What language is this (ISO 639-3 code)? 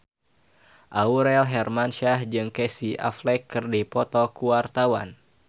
sun